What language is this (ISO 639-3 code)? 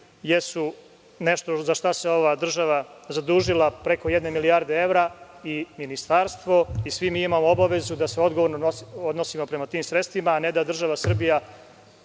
srp